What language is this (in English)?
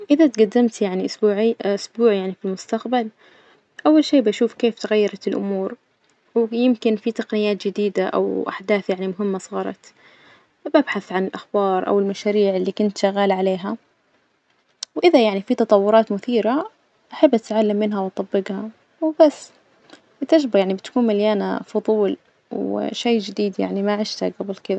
Najdi Arabic